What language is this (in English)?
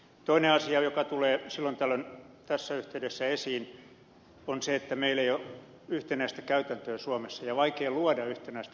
Finnish